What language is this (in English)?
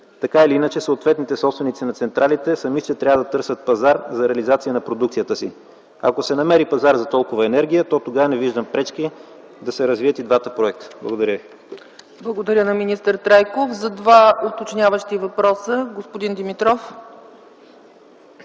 Bulgarian